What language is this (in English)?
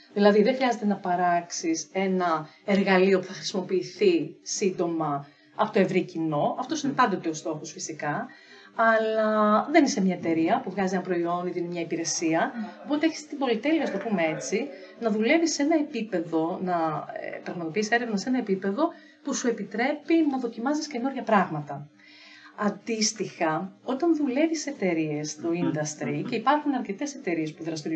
Greek